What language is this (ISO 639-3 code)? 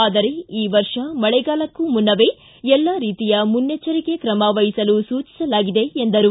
kan